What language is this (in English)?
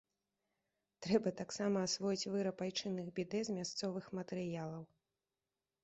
Belarusian